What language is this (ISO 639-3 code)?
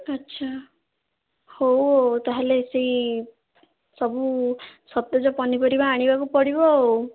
ori